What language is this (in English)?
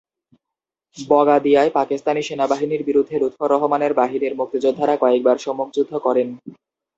Bangla